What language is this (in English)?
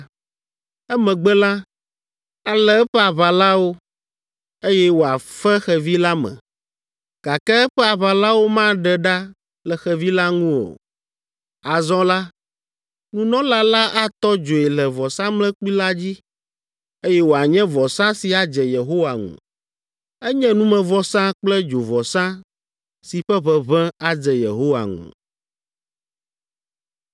Ewe